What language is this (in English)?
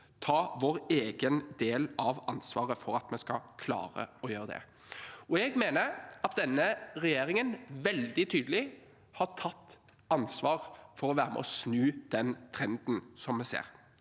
Norwegian